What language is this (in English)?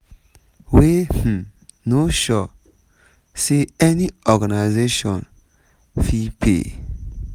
Nigerian Pidgin